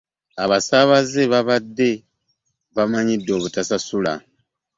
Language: Ganda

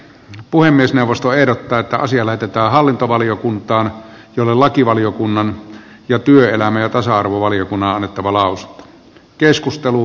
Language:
Finnish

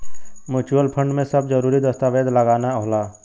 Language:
Bhojpuri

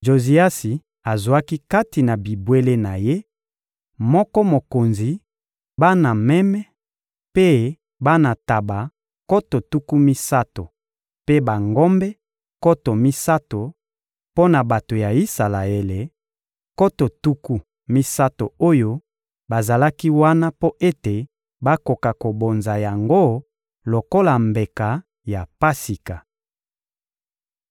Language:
Lingala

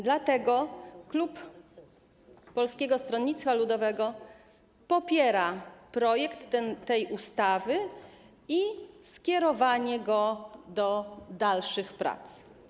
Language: Polish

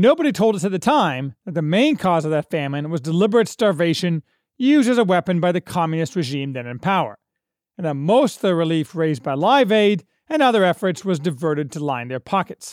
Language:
English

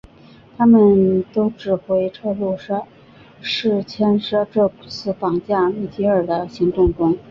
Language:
Chinese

